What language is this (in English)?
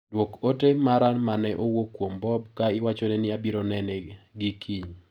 Luo (Kenya and Tanzania)